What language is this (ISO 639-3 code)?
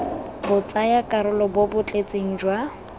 tsn